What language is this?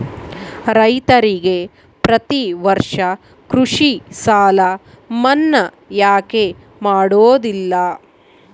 Kannada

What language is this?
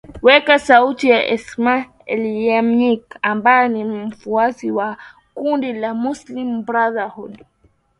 Swahili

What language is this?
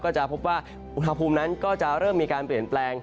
Thai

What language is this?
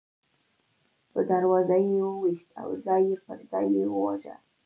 Pashto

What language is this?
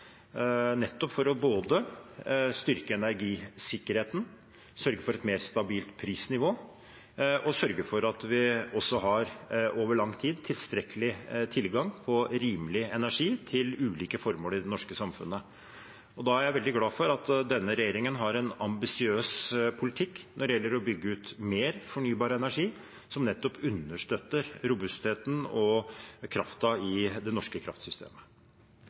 Norwegian Bokmål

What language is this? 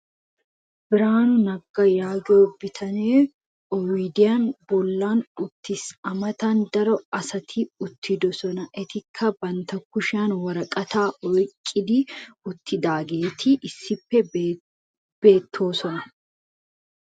Wolaytta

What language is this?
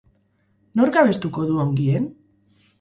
Basque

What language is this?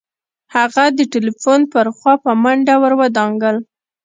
Pashto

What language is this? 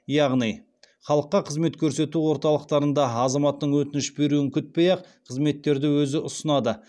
Kazakh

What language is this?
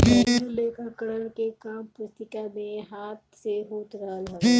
Bhojpuri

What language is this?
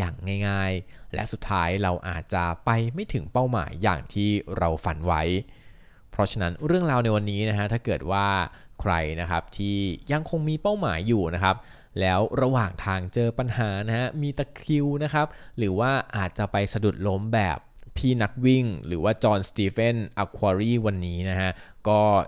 Thai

